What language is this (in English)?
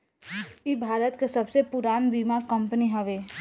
Bhojpuri